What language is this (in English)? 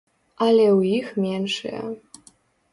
Belarusian